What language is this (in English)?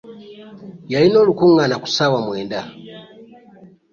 Ganda